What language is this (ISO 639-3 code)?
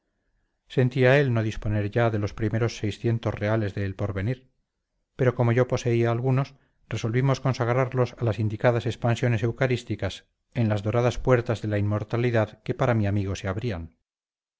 spa